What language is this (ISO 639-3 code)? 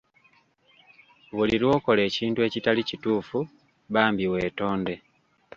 lug